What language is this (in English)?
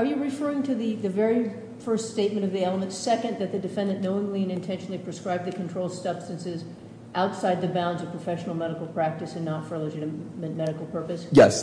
English